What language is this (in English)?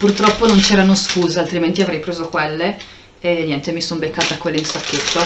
Italian